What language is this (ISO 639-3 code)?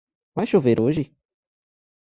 por